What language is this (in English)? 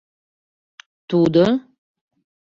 Mari